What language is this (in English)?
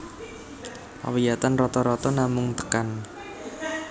Javanese